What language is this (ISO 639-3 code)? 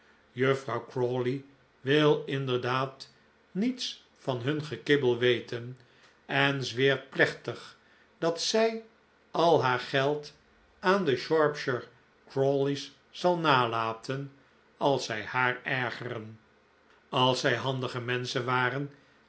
nld